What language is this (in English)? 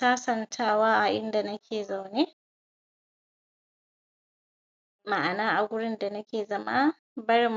Hausa